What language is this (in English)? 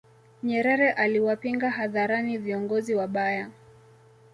Swahili